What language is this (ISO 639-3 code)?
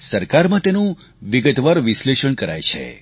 guj